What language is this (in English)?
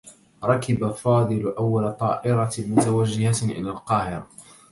Arabic